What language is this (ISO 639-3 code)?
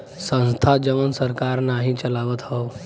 bho